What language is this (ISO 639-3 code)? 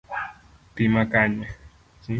luo